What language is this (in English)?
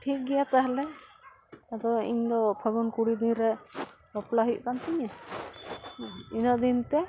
Santali